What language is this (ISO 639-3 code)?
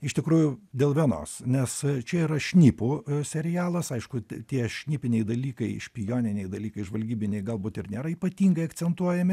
lit